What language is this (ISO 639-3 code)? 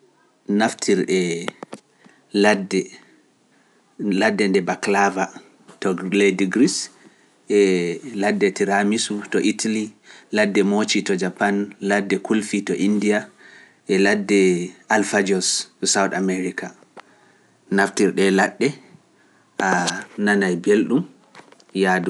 fuf